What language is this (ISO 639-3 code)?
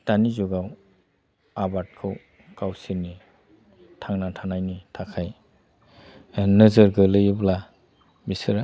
brx